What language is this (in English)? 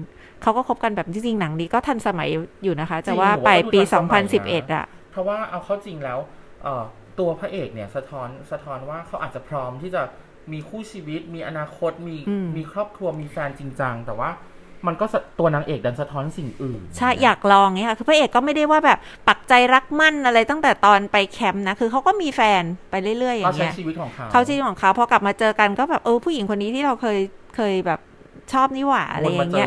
Thai